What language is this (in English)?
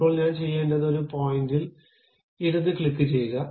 Malayalam